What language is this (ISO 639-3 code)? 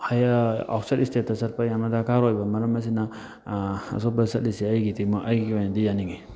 mni